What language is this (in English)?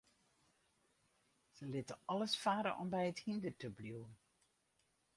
Western Frisian